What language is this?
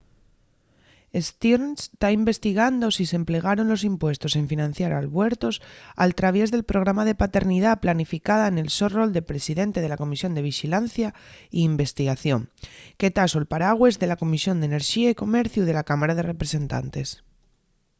Asturian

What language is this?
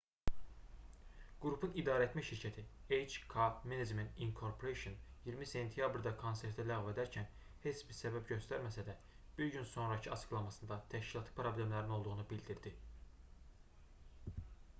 Azerbaijani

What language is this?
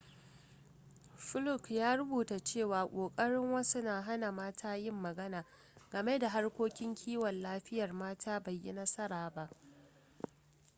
Hausa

